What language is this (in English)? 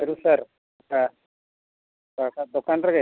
Santali